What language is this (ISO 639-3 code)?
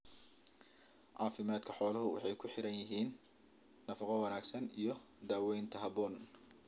som